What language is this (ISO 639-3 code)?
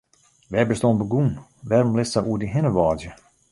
fry